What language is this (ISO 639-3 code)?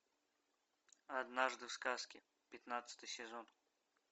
rus